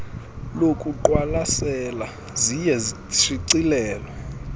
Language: Xhosa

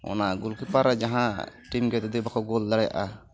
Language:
Santali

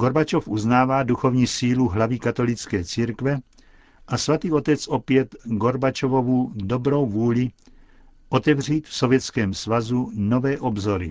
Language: Czech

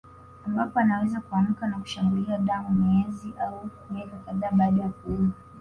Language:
Swahili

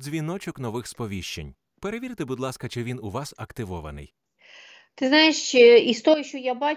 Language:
Ukrainian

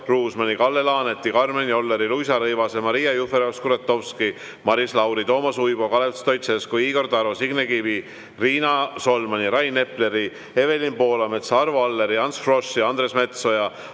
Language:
Estonian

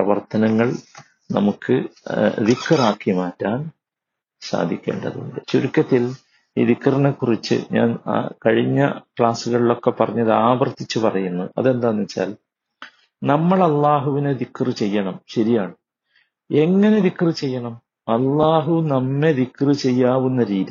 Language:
Malayalam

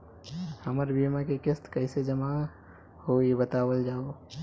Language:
Bhojpuri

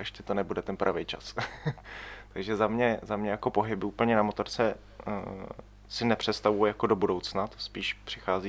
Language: Czech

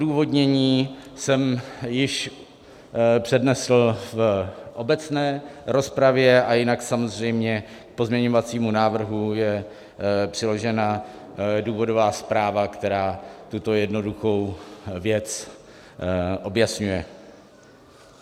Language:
Czech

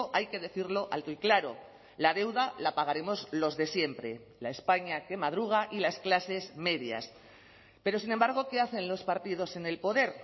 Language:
Spanish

